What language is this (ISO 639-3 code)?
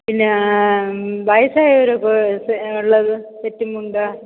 mal